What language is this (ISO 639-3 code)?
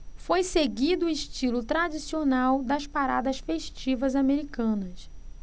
por